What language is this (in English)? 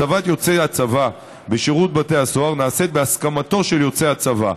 Hebrew